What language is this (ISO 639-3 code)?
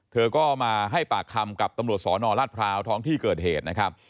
tha